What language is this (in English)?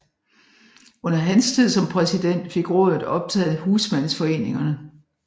Danish